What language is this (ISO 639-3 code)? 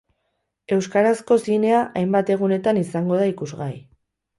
eus